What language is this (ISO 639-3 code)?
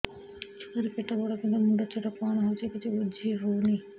ori